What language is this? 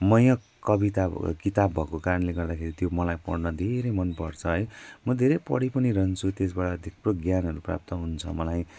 Nepali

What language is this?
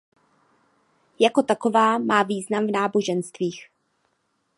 Czech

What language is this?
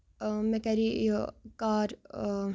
Kashmiri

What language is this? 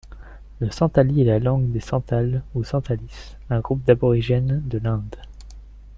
French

